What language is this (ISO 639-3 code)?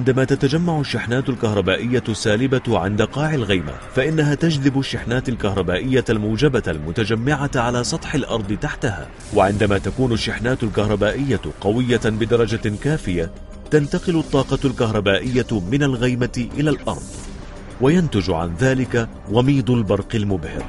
ara